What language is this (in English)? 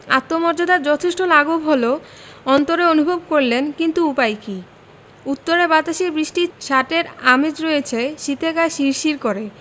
Bangla